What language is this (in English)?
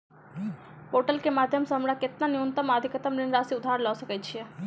Maithili